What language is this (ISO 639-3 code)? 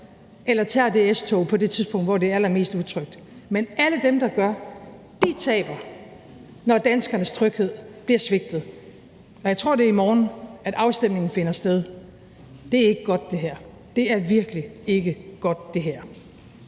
dan